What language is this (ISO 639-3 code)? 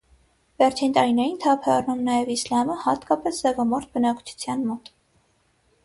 hye